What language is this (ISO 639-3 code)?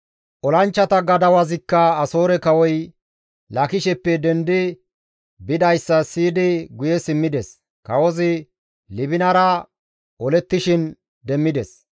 gmv